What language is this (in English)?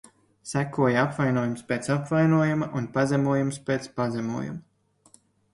Latvian